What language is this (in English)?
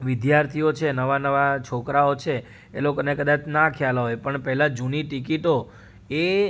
Gujarati